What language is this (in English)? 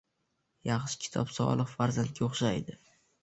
Uzbek